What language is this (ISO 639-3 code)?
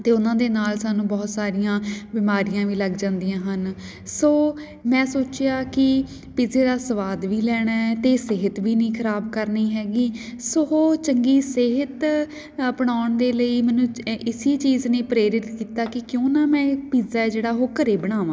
pan